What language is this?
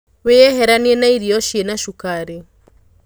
Kikuyu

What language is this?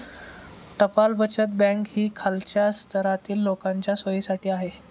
Marathi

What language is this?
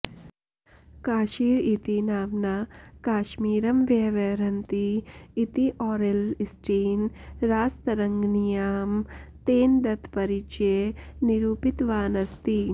Sanskrit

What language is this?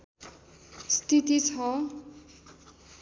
Nepali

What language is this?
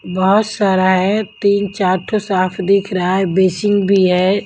Hindi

